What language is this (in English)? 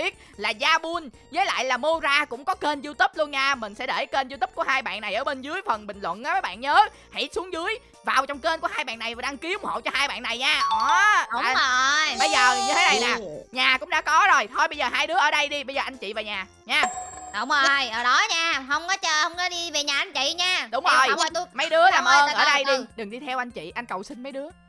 Vietnamese